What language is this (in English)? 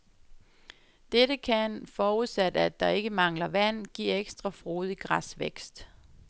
Danish